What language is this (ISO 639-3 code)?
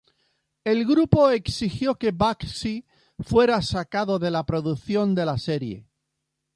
spa